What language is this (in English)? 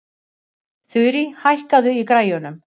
Icelandic